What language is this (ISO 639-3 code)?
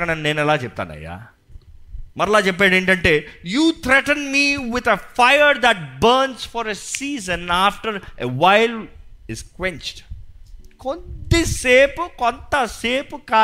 tel